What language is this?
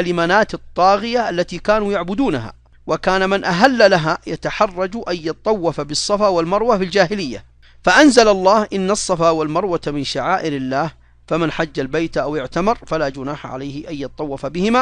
Arabic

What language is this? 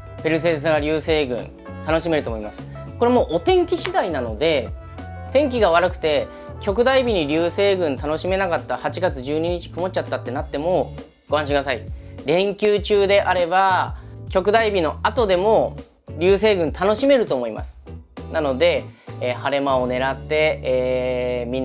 Japanese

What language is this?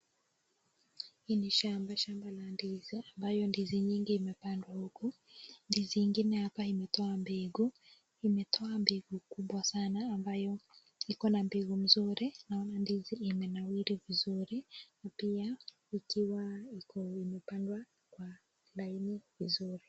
Swahili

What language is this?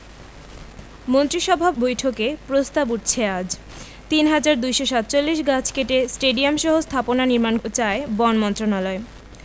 Bangla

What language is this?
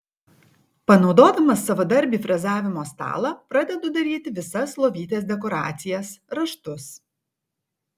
Lithuanian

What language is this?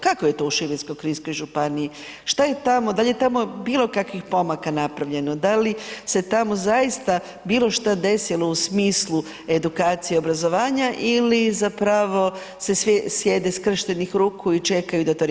Croatian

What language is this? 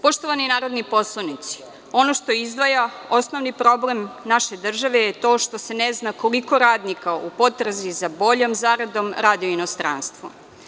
Serbian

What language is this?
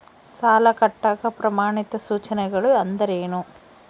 Kannada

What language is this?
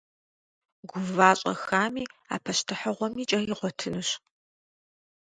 Kabardian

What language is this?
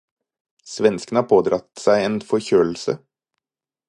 Norwegian Bokmål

